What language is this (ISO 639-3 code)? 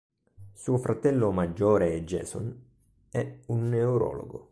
ita